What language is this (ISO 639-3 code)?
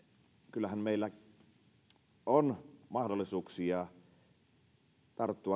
fin